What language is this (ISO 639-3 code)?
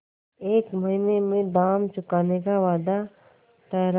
hin